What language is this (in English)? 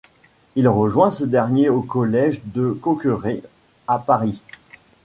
French